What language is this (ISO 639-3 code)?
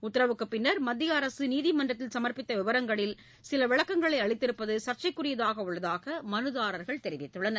tam